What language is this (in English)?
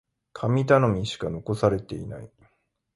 Japanese